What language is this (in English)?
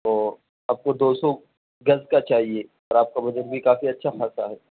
Urdu